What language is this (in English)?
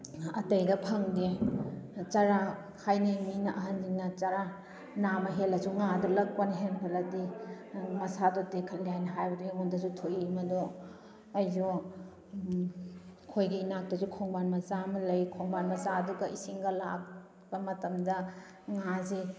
Manipuri